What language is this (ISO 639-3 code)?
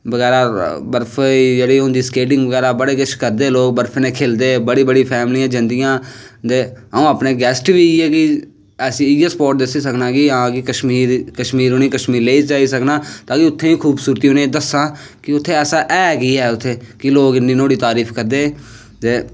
doi